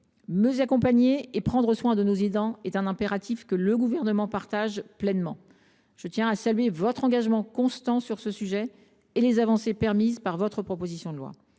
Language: French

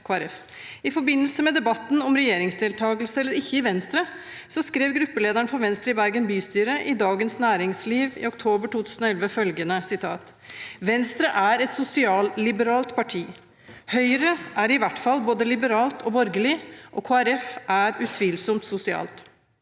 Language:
Norwegian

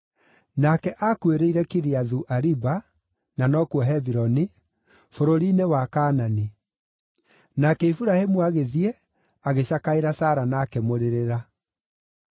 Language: Kikuyu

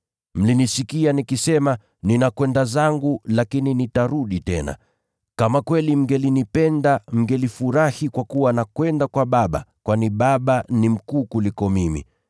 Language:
Swahili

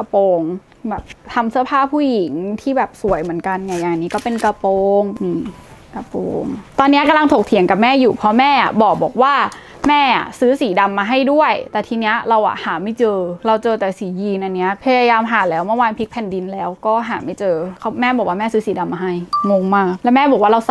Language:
Thai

